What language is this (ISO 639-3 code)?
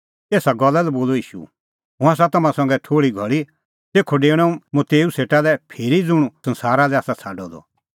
kfx